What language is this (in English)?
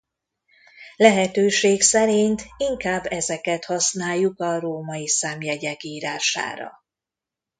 Hungarian